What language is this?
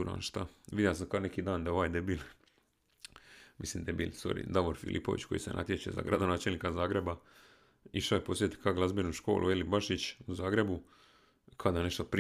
Croatian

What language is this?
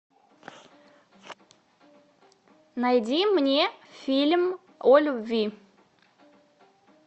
Russian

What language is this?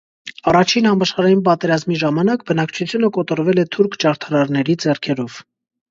Armenian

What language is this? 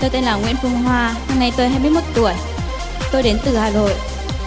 Vietnamese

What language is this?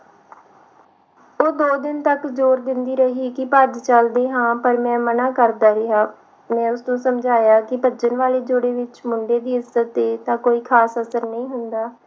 Punjabi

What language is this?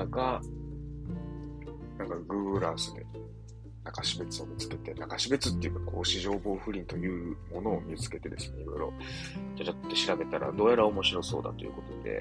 Japanese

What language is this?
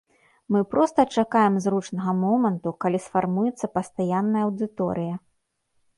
Belarusian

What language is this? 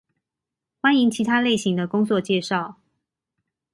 Chinese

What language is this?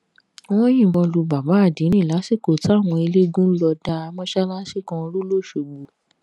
Yoruba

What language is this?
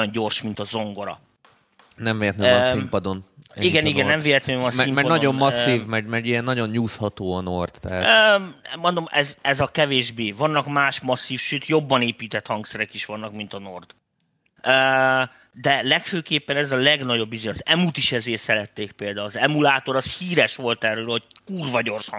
Hungarian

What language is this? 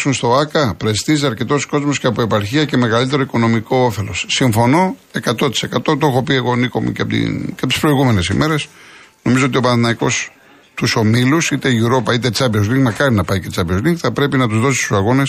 Greek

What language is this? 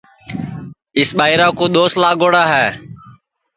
Sansi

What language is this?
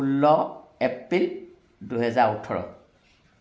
Assamese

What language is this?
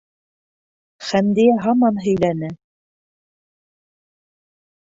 Bashkir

